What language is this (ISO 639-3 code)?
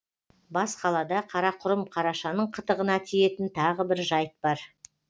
kaz